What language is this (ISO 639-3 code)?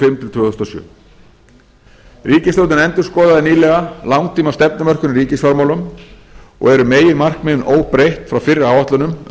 isl